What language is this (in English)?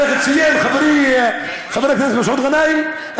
Hebrew